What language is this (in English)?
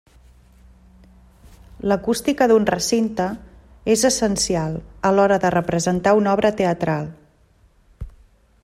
Catalan